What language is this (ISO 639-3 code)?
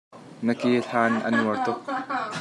cnh